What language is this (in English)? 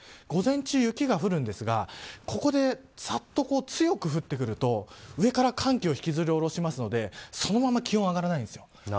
Japanese